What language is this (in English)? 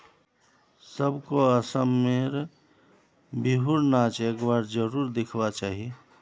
Magahi